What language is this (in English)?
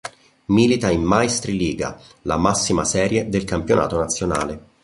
Italian